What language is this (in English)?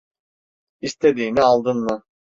Turkish